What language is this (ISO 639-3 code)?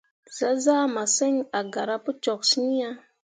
mua